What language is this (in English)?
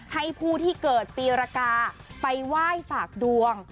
Thai